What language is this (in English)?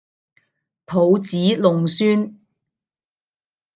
Cantonese